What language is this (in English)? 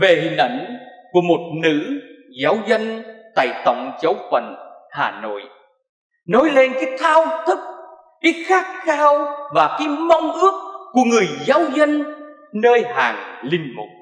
Vietnamese